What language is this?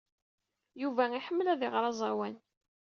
Kabyle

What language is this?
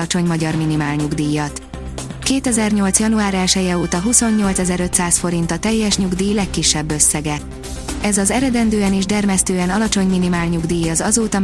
Hungarian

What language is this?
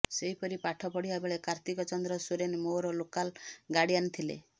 Odia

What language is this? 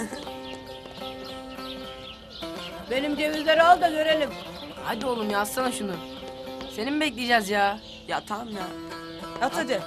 Turkish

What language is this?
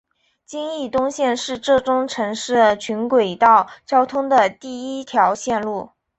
Chinese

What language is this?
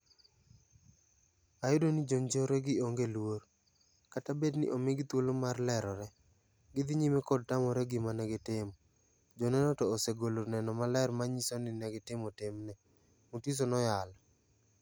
Luo (Kenya and Tanzania)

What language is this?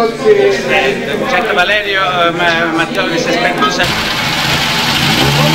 Italian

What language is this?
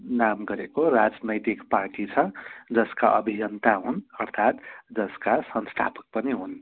Nepali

